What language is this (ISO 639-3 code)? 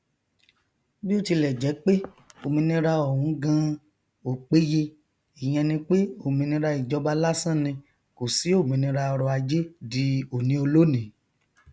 yor